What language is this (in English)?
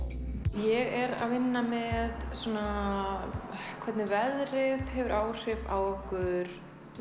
Icelandic